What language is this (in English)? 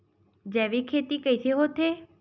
Chhattisgarhi